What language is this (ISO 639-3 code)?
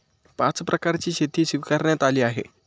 mar